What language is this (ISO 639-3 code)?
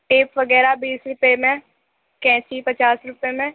urd